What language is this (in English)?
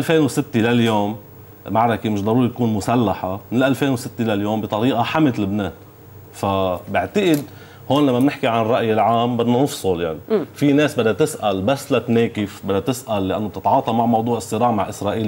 Arabic